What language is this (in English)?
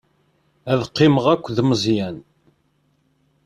Kabyle